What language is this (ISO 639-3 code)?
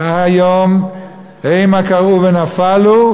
heb